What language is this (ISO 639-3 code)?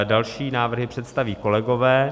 ces